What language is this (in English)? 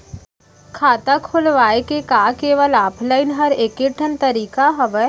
Chhattisgarhi